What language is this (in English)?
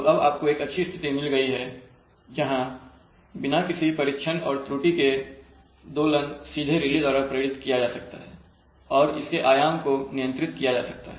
Hindi